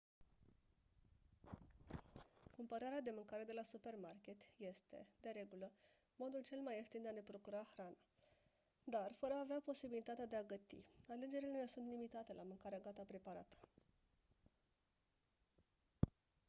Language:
Romanian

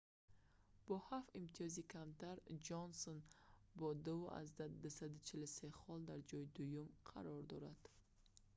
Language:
Tajik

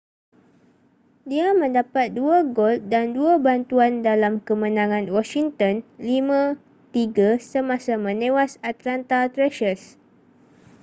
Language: Malay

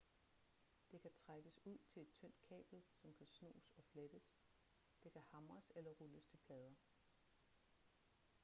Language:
Danish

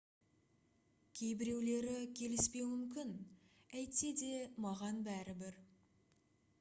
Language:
Kazakh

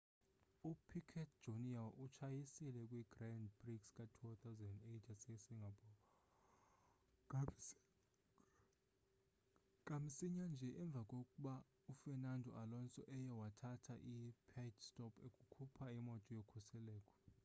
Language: Xhosa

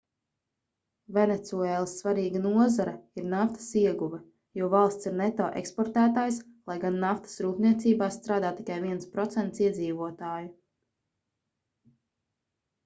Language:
Latvian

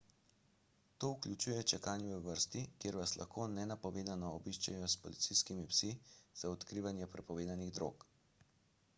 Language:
Slovenian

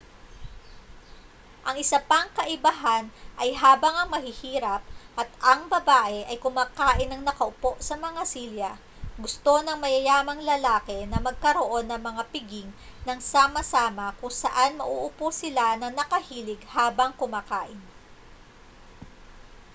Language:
Filipino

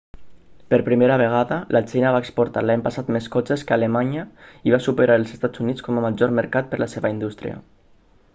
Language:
Catalan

